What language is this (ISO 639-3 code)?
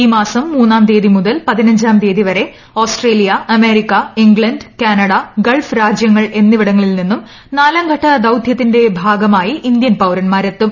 mal